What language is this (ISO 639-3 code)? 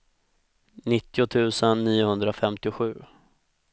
swe